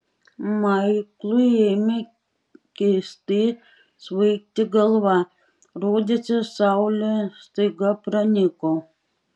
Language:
Lithuanian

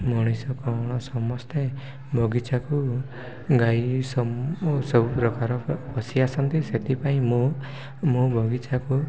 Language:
Odia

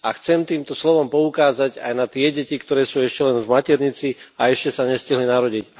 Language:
Slovak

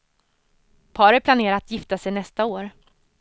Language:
Swedish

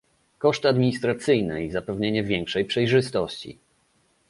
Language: Polish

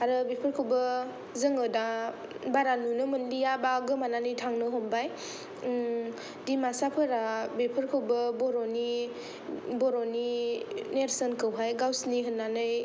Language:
Bodo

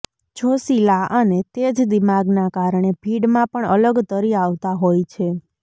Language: Gujarati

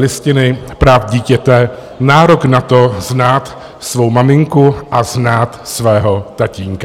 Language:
Czech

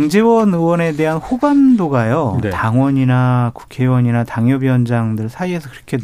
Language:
Korean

